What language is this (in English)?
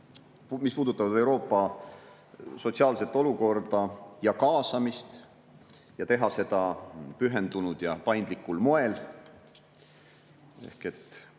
Estonian